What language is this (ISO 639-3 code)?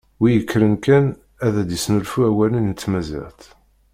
kab